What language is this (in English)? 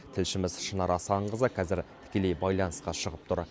Kazakh